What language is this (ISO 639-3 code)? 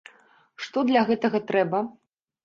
bel